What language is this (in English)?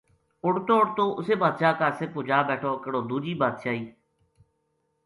Gujari